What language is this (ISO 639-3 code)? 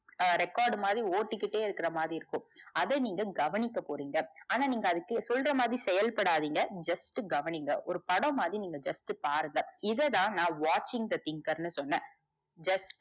tam